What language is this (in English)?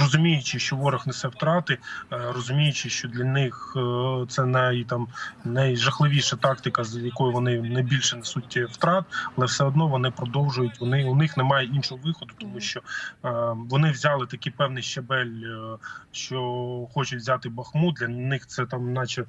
Ukrainian